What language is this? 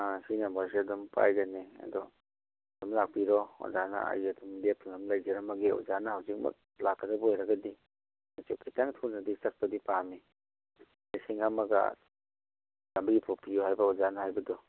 Manipuri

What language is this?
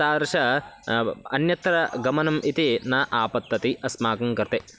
Sanskrit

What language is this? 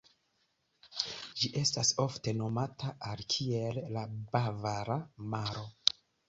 Esperanto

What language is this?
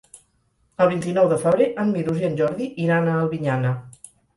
Catalan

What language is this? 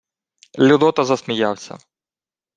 Ukrainian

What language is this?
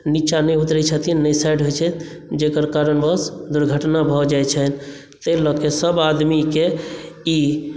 Maithili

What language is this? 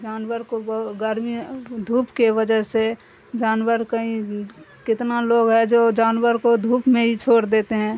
Urdu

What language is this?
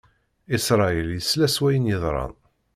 Kabyle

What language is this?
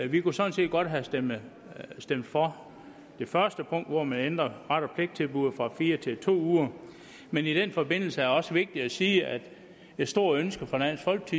Danish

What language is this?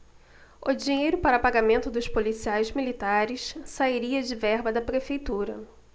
Portuguese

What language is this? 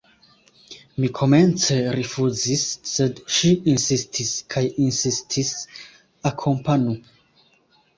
Esperanto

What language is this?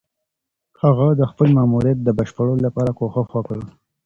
Pashto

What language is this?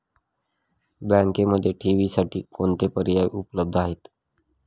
Marathi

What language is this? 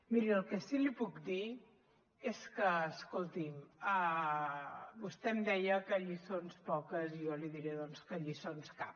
Catalan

